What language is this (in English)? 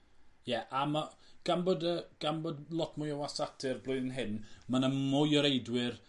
Welsh